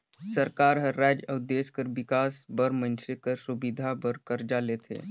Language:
Chhattisgarhi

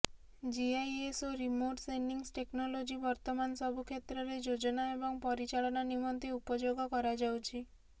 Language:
Odia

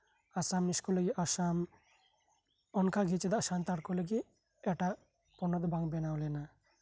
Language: Santali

